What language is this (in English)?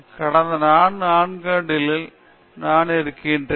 Tamil